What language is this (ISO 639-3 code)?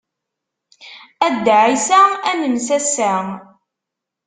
kab